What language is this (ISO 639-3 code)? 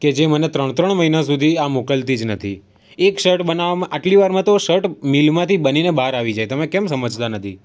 guj